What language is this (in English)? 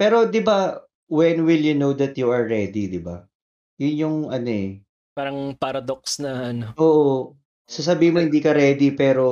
Filipino